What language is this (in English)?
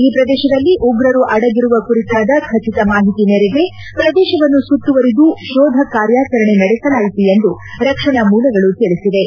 Kannada